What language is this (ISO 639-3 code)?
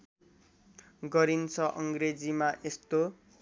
nep